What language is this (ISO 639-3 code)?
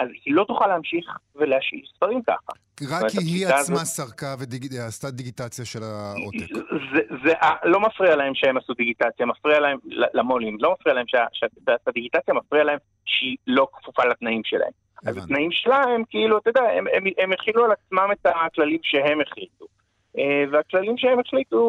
heb